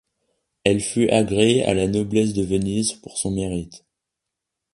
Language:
French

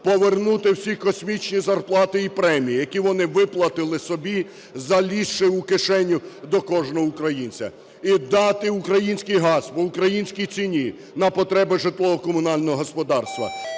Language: Ukrainian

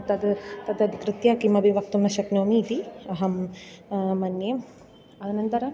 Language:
Sanskrit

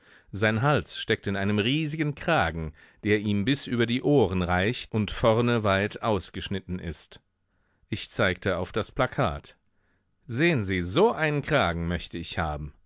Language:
German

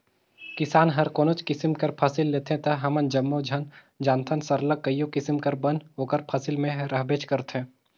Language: Chhattisgarhi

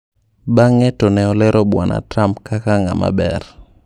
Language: Luo (Kenya and Tanzania)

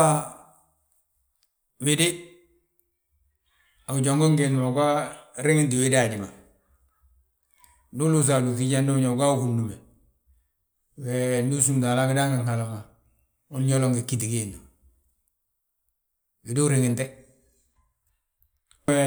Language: Balanta-Ganja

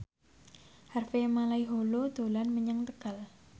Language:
Javanese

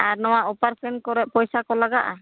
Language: Santali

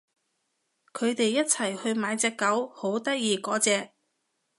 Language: Cantonese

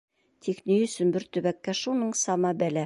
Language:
Bashkir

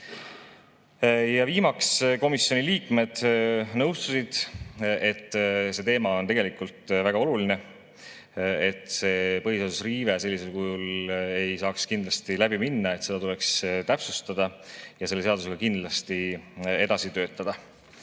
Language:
Estonian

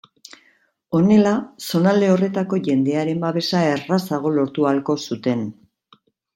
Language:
Basque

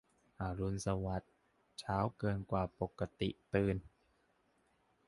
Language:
Thai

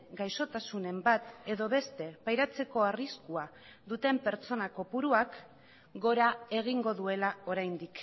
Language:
Basque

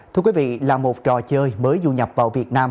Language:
Vietnamese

